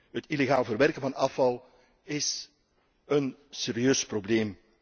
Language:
Dutch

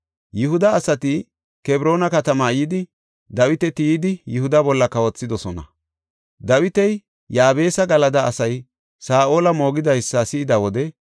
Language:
Gofa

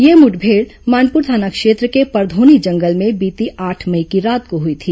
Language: Hindi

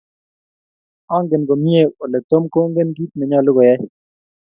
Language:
Kalenjin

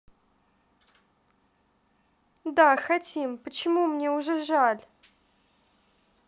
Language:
Russian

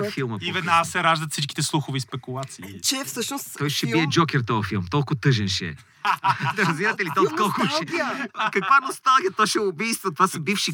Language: Bulgarian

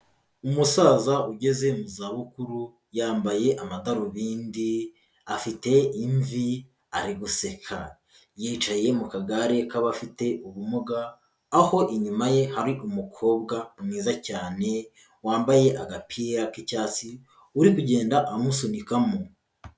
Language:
Kinyarwanda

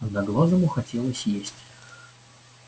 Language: Russian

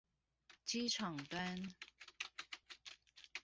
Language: Chinese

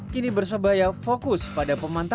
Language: Indonesian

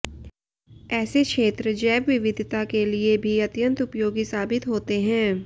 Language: Hindi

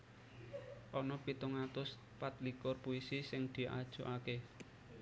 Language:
Javanese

